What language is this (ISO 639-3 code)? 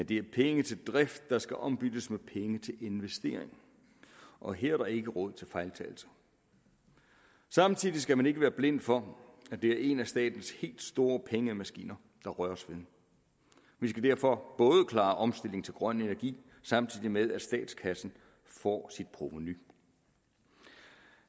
dan